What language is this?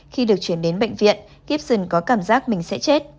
Vietnamese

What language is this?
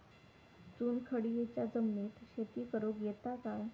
Marathi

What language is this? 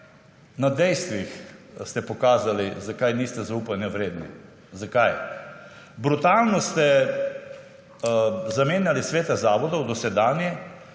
Slovenian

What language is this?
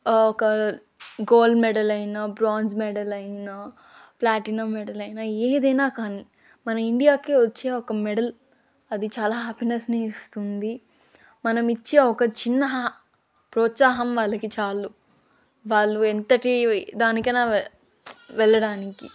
Telugu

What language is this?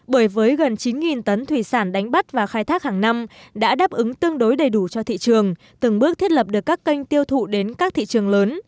Vietnamese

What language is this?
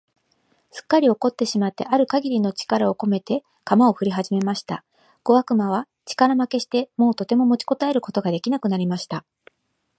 Japanese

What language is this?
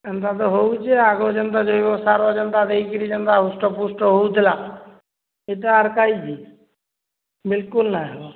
Odia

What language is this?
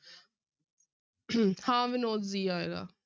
Punjabi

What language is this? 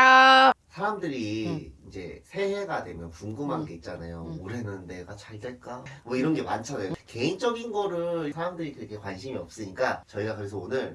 Korean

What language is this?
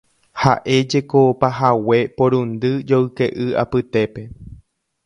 Guarani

